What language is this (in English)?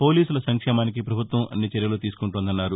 Telugu